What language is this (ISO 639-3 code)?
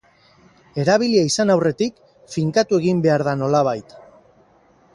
eus